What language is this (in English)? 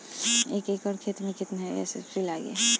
Bhojpuri